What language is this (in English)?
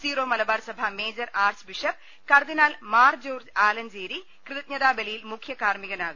Malayalam